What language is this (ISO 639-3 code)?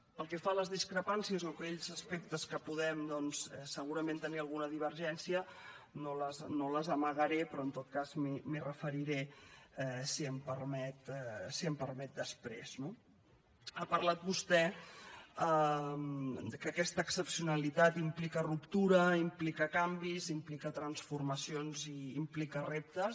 cat